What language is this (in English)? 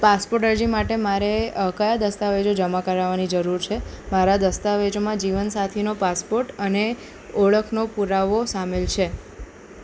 Gujarati